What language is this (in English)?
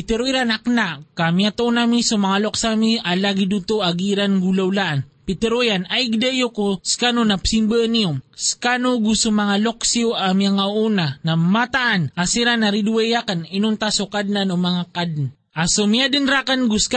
Filipino